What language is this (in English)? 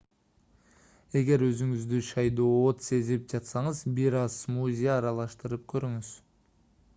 Kyrgyz